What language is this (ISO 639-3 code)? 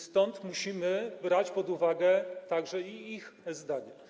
pol